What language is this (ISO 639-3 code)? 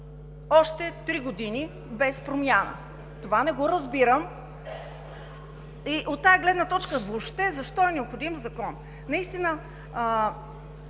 bul